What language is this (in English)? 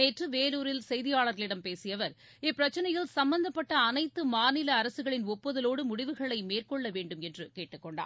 Tamil